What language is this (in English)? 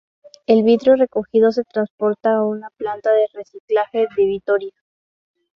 Spanish